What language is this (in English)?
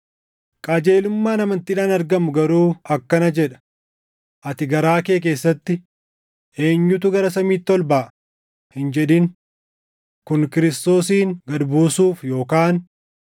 Oromo